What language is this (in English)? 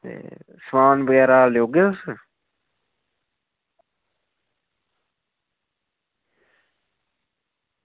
Dogri